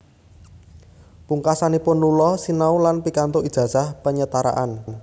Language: Javanese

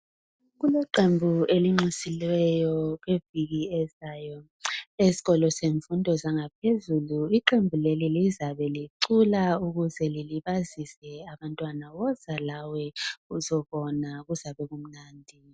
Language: North Ndebele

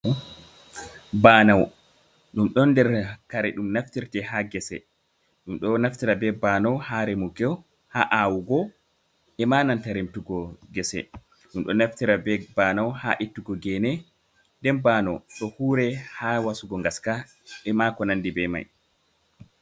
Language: Fula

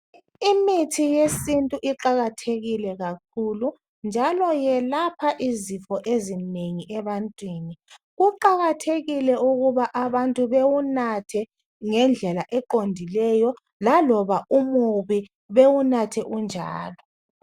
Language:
North Ndebele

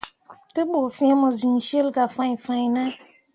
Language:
Mundang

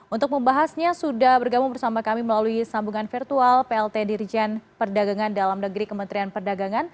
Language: Indonesian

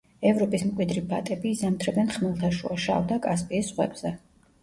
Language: Georgian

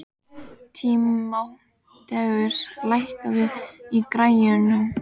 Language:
Icelandic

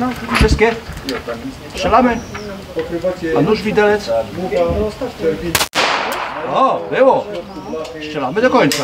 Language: Polish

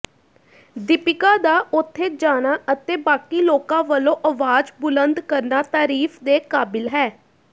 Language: Punjabi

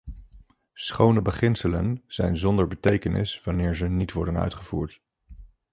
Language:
Dutch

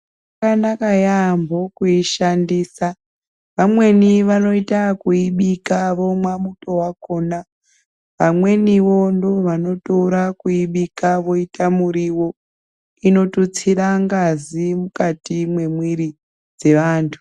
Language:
Ndau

